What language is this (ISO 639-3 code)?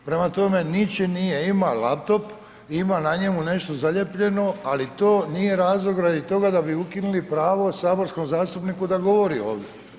hrv